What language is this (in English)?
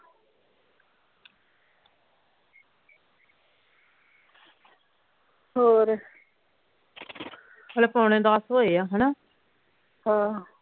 Punjabi